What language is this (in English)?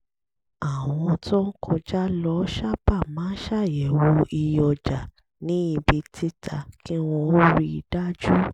Yoruba